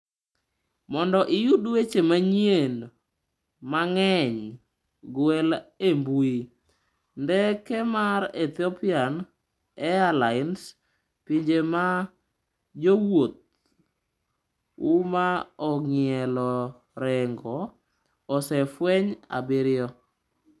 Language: Luo (Kenya and Tanzania)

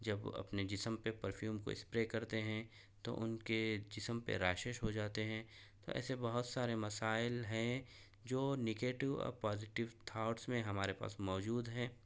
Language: Urdu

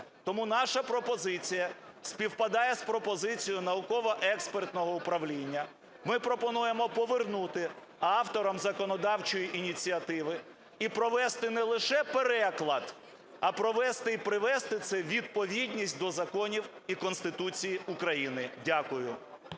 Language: Ukrainian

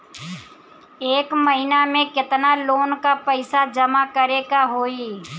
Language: Bhojpuri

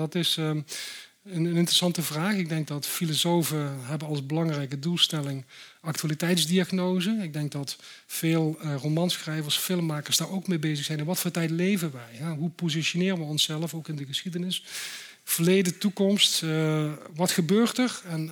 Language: Dutch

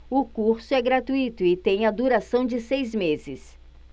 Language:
Portuguese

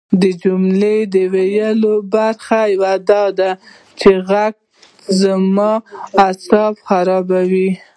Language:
Pashto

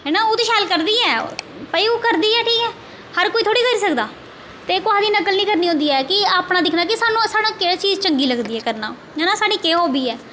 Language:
Dogri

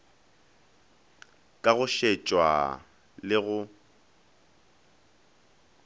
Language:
Northern Sotho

